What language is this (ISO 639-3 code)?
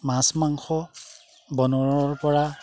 asm